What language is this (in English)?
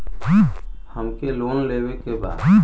Bhojpuri